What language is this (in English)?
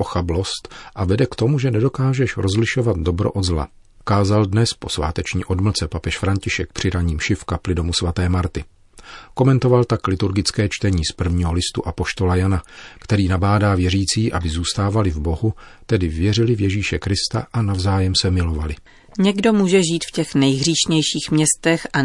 Czech